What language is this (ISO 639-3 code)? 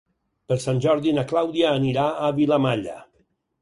cat